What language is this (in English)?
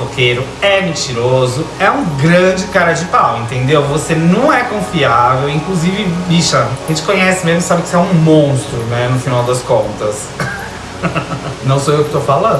Portuguese